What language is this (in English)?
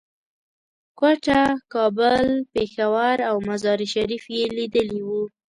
Pashto